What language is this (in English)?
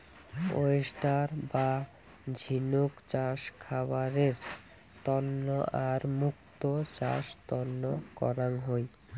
Bangla